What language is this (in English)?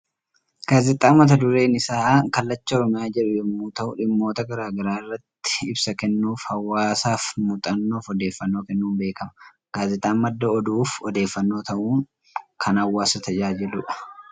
Oromo